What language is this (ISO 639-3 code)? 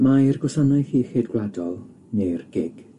cym